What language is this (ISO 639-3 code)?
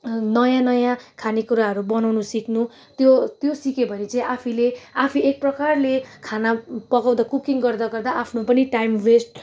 nep